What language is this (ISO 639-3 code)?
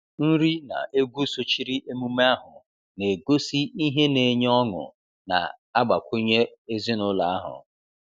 ibo